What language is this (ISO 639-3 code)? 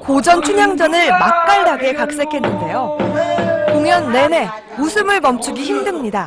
kor